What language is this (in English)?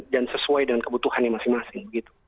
Indonesian